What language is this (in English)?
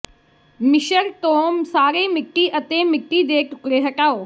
Punjabi